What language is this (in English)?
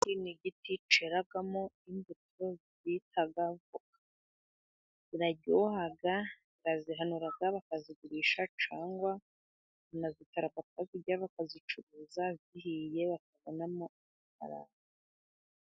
Kinyarwanda